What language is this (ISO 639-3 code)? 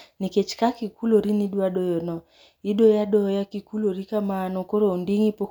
luo